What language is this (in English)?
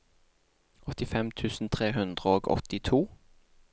Norwegian